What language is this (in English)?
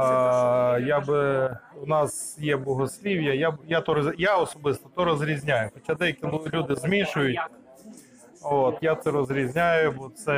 Ukrainian